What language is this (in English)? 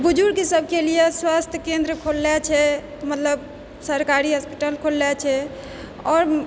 Maithili